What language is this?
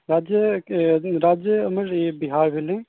Maithili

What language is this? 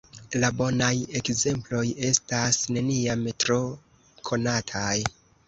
Esperanto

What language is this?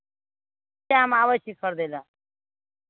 Maithili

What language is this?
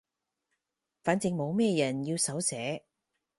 Cantonese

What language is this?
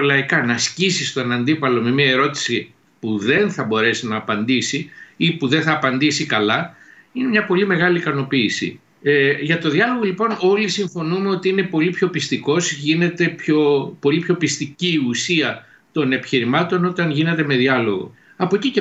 Greek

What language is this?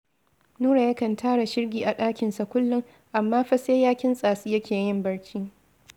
Hausa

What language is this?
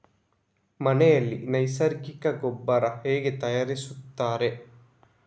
Kannada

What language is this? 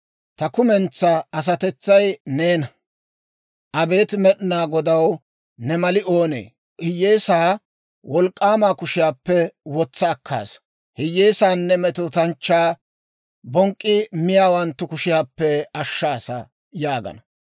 Dawro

